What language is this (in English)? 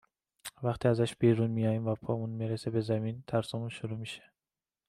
Persian